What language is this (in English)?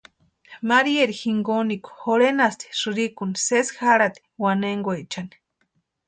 Western Highland Purepecha